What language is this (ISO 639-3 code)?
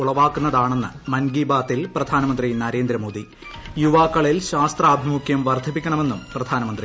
mal